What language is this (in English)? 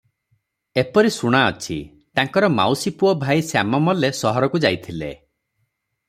Odia